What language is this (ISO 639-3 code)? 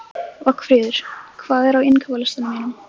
isl